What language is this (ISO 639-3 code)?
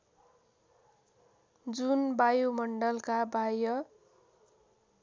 nep